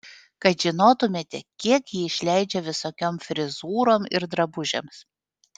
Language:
Lithuanian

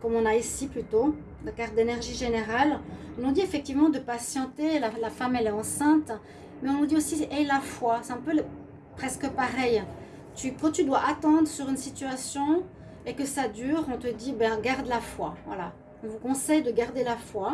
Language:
French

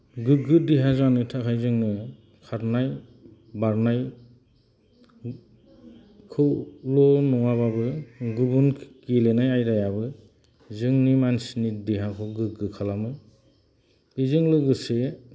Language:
Bodo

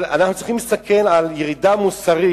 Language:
Hebrew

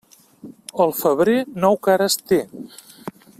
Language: Catalan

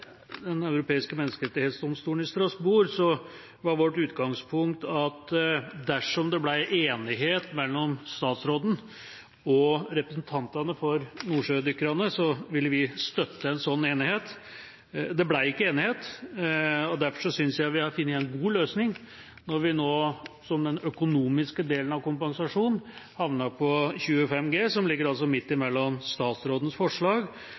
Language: Norwegian Bokmål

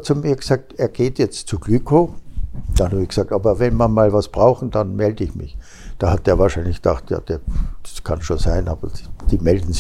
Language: German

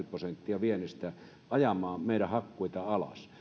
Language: Finnish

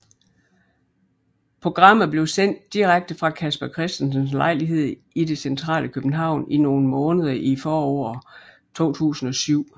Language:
Danish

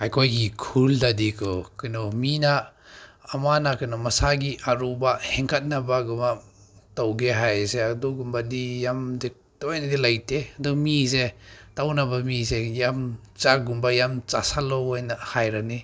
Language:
Manipuri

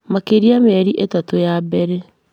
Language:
Kikuyu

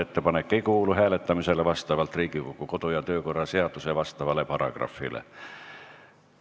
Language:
Estonian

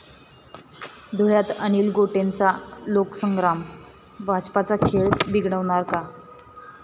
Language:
Marathi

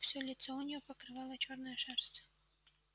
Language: Russian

